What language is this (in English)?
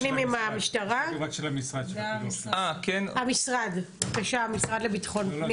Hebrew